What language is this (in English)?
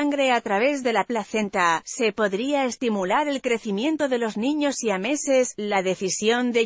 Spanish